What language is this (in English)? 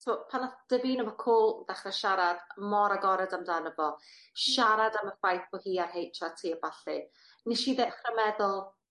Welsh